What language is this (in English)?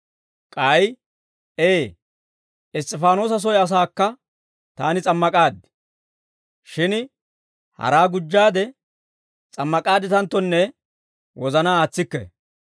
Dawro